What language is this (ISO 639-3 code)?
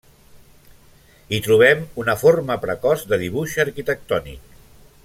cat